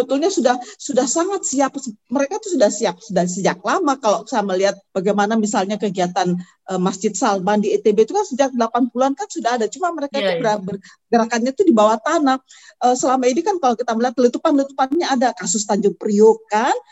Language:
Indonesian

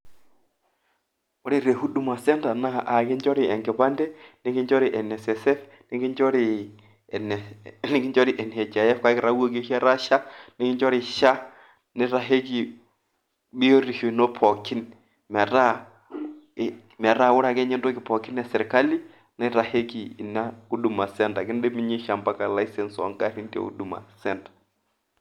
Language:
Masai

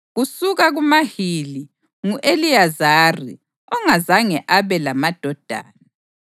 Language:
North Ndebele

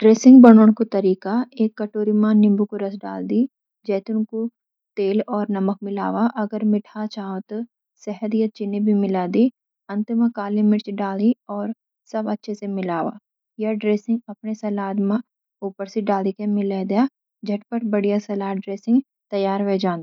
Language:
Garhwali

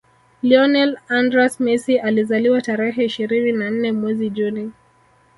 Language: Swahili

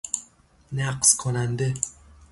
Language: Persian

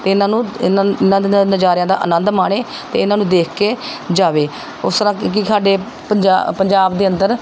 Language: Punjabi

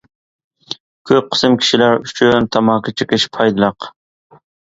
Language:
Uyghur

